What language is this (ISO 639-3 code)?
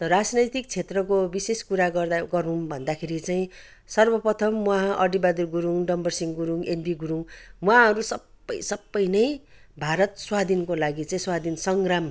nep